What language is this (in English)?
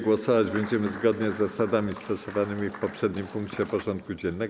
Polish